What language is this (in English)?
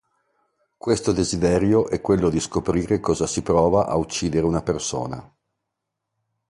Italian